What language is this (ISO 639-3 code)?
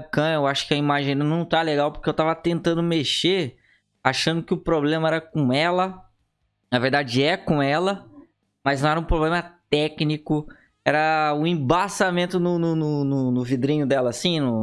por